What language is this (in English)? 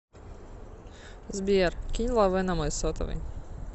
Russian